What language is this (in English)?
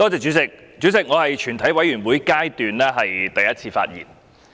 Cantonese